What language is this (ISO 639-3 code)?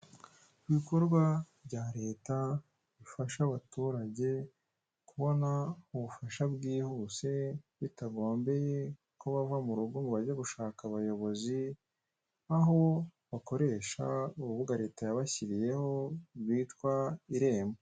kin